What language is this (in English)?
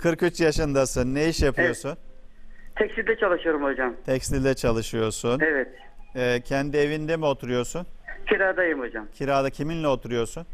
Turkish